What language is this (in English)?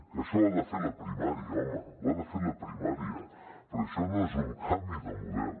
Catalan